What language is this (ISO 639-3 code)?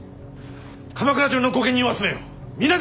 jpn